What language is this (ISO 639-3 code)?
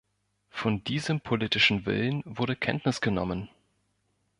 deu